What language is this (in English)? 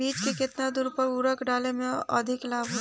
Bhojpuri